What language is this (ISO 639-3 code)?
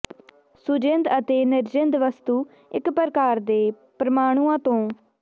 pan